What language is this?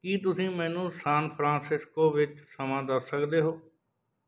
Punjabi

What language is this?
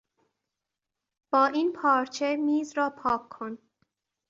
Persian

